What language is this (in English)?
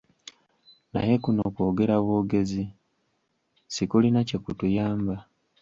Ganda